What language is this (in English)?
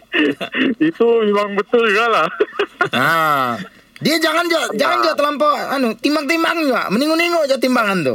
Malay